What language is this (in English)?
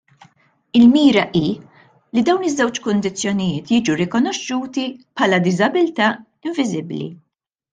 Maltese